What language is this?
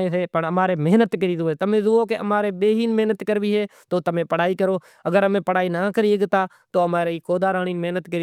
Kachi Koli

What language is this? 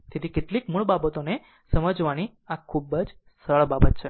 Gujarati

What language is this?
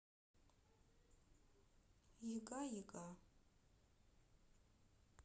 Russian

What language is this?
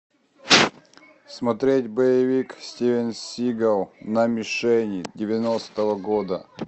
Russian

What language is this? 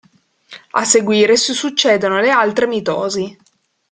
Italian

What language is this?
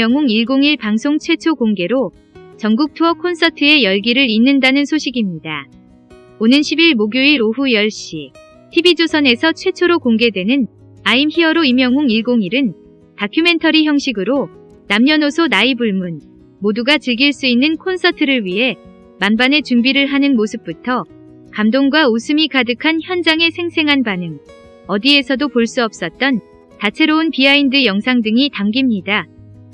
Korean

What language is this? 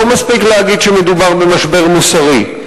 Hebrew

